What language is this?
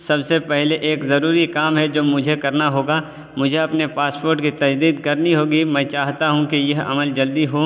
Urdu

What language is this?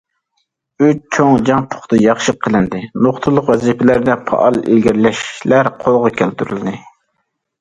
Uyghur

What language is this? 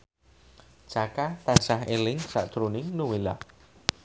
Javanese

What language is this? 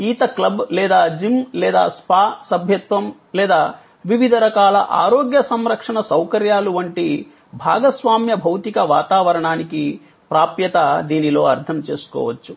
Telugu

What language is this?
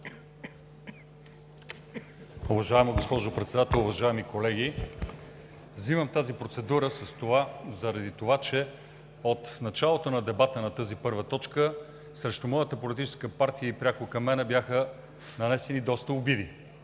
Bulgarian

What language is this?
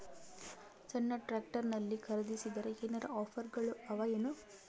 Kannada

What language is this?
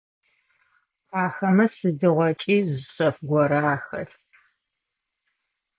Adyghe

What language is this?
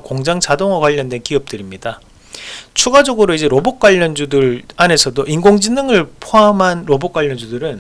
Korean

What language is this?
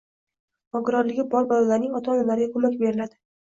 Uzbek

